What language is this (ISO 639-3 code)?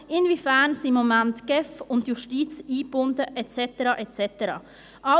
gsw